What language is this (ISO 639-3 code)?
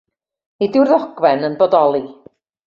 cym